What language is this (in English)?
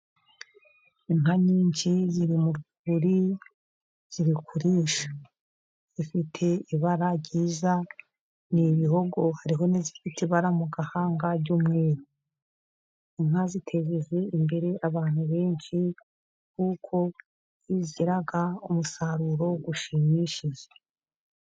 Kinyarwanda